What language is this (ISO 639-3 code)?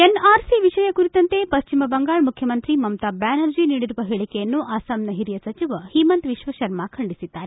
kan